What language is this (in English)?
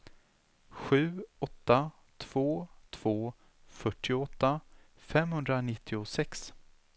Swedish